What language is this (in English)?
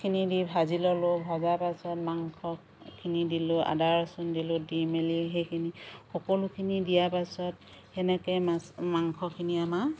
Assamese